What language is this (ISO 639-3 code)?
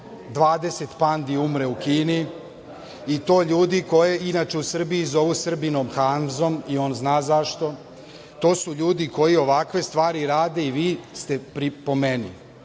srp